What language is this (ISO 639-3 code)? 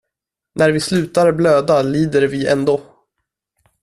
swe